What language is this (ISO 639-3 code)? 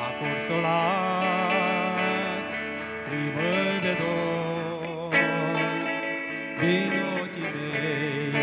ron